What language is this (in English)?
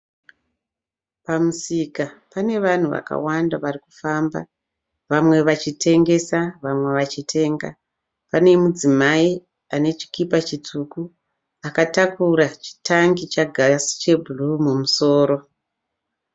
Shona